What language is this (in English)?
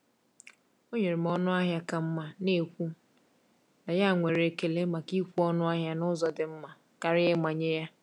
Igbo